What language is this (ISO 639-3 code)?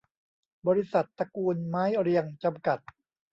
tha